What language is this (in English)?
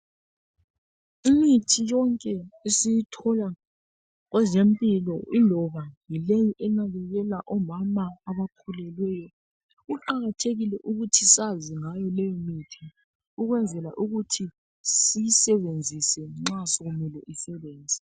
North Ndebele